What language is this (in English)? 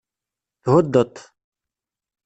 Kabyle